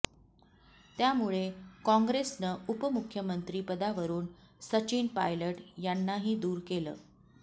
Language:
Marathi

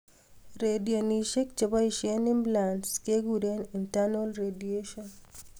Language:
Kalenjin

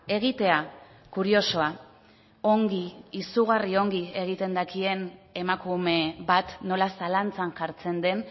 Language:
Basque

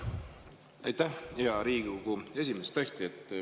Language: Estonian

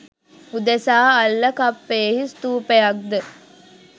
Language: Sinhala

